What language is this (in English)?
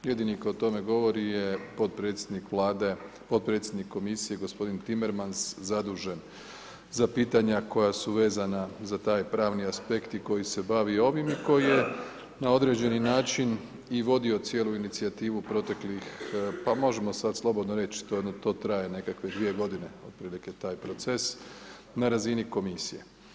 Croatian